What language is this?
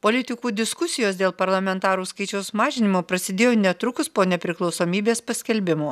Lithuanian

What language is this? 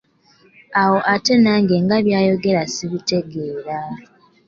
Ganda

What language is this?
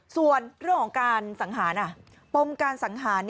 Thai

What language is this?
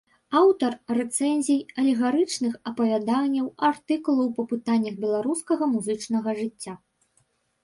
Belarusian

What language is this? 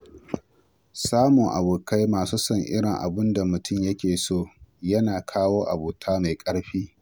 Hausa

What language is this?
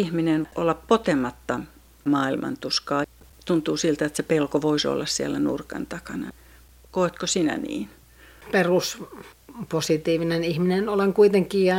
Finnish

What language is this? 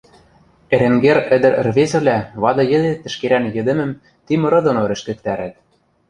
Western Mari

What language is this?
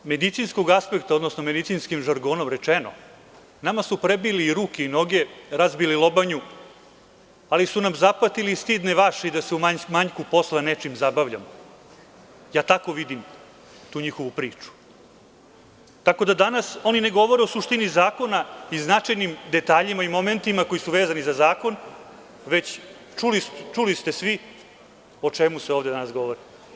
Serbian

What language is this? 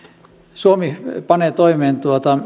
Finnish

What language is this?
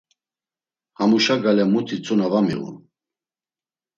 Laz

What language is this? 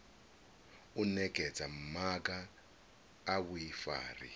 Venda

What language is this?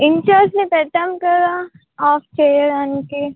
Telugu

